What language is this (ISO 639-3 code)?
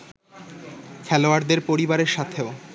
ben